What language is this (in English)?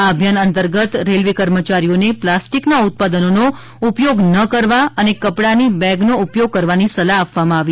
Gujarati